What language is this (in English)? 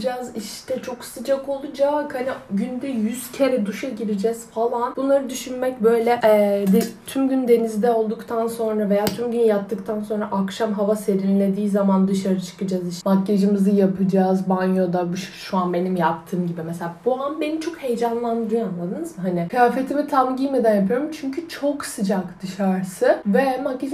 Turkish